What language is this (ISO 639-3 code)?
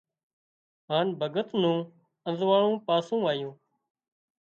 kxp